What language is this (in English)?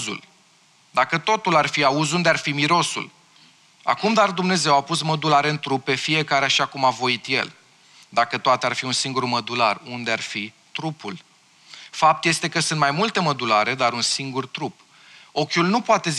Romanian